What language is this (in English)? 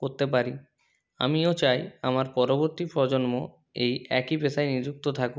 Bangla